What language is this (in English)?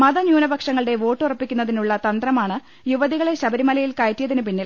Malayalam